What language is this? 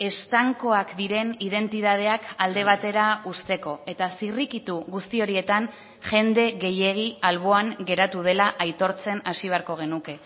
Basque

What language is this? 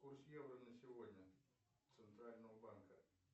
Russian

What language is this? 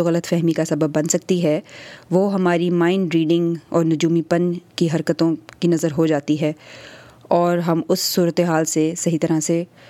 Urdu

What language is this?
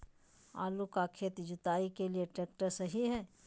Magahi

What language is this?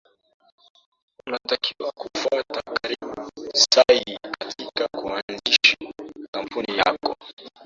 Swahili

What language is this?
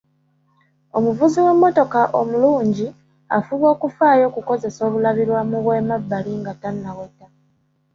Ganda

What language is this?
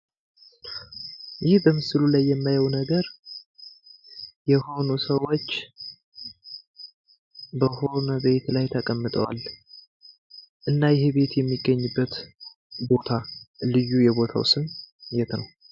Amharic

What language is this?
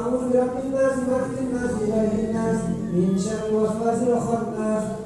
Arabic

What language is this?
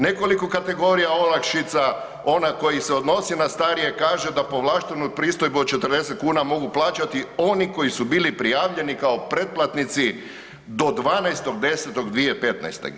Croatian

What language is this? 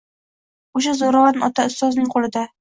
Uzbek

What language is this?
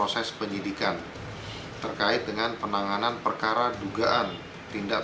Indonesian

